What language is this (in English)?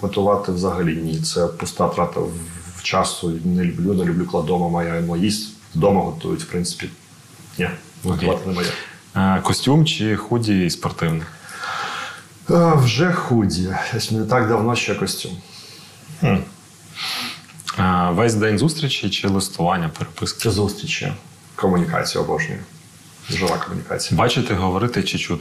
Ukrainian